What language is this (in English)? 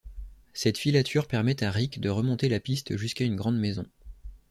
French